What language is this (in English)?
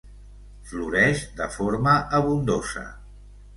Catalan